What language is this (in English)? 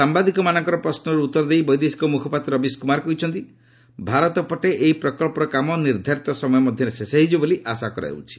Odia